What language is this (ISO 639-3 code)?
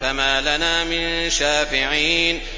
ara